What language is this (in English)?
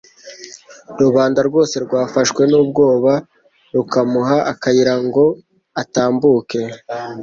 Kinyarwanda